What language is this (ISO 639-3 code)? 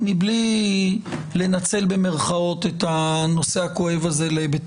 heb